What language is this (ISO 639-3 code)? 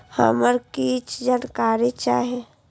mai